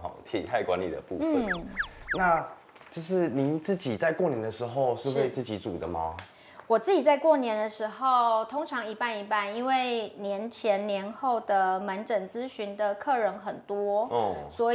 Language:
Chinese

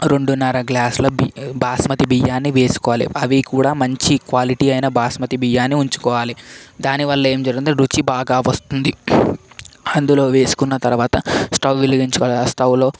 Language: Telugu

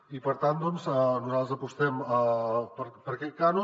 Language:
Catalan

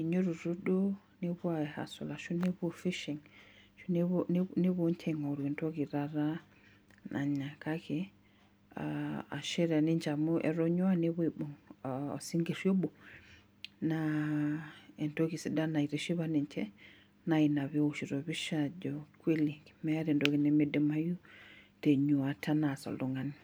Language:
Masai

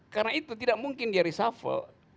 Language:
Indonesian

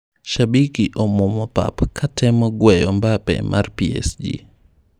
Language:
Luo (Kenya and Tanzania)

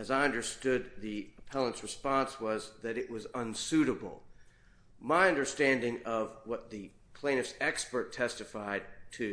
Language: English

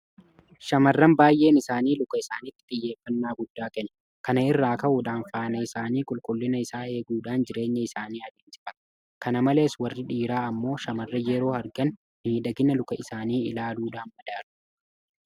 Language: Oromo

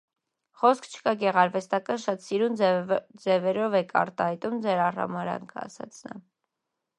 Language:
Armenian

